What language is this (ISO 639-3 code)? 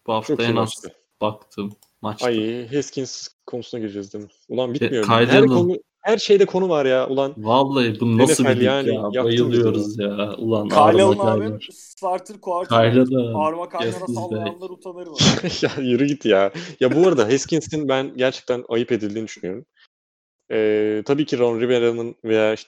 tur